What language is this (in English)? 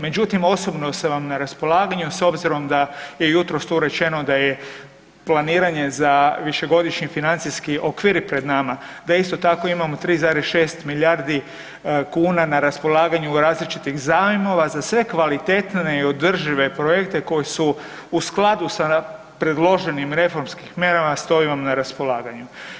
Croatian